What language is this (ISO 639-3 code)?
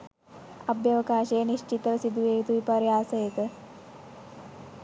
sin